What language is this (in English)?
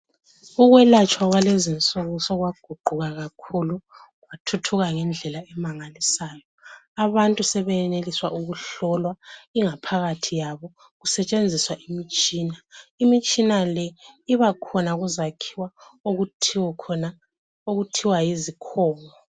North Ndebele